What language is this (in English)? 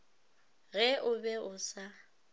Northern Sotho